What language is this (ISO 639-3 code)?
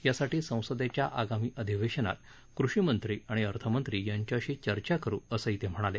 mar